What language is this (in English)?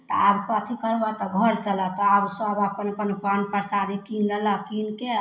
Maithili